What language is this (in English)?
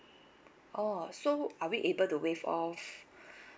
English